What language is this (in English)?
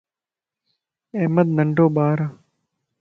Lasi